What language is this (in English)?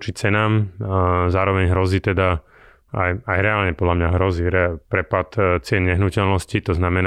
Slovak